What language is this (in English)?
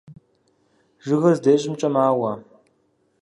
Kabardian